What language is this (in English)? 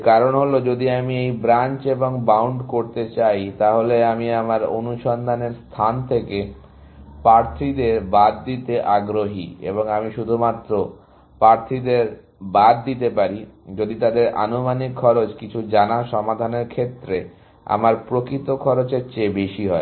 Bangla